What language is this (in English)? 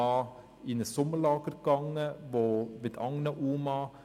Swiss German